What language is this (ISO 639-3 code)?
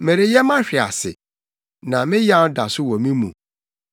aka